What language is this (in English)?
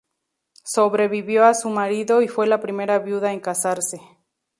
Spanish